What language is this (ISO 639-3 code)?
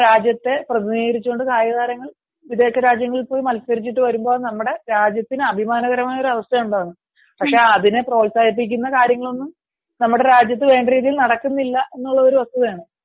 mal